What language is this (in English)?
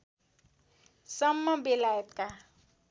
Nepali